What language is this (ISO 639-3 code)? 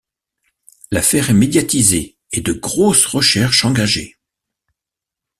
fra